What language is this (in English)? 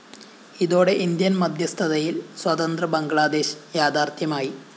Malayalam